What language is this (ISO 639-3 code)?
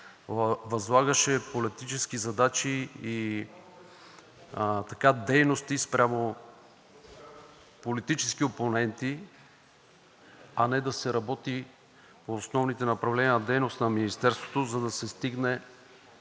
bul